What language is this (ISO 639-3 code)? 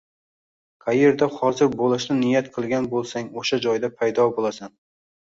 uzb